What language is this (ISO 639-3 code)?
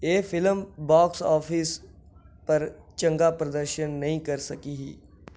doi